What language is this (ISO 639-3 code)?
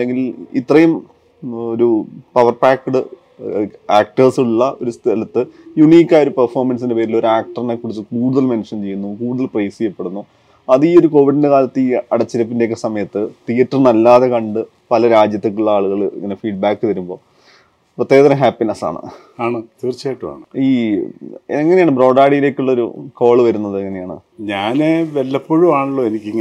mal